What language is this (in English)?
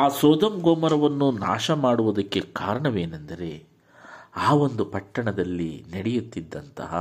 Kannada